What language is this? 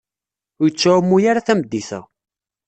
Kabyle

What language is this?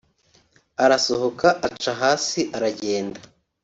Kinyarwanda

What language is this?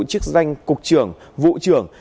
Vietnamese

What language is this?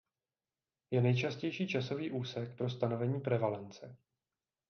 Czech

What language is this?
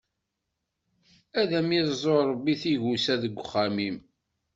Kabyle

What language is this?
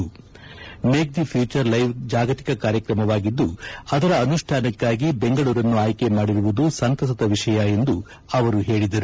Kannada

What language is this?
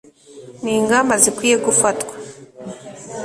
Kinyarwanda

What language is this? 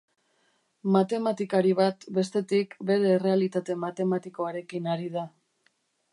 Basque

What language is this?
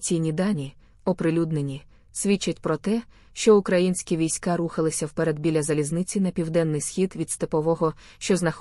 Ukrainian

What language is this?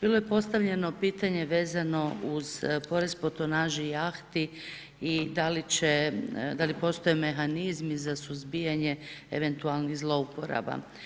Croatian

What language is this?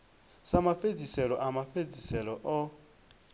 Venda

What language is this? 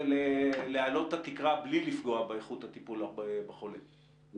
Hebrew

